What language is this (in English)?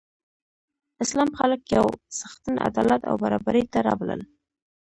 Pashto